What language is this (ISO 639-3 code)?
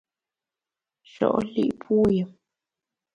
bax